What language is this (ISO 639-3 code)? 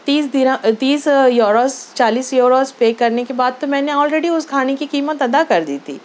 urd